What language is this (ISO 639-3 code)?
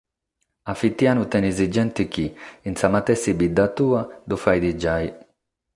srd